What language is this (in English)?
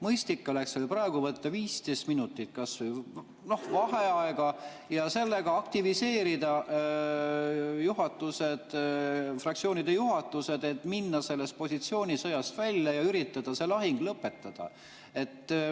Estonian